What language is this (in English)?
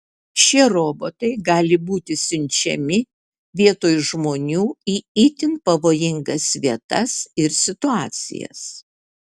Lithuanian